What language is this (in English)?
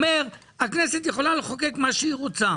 Hebrew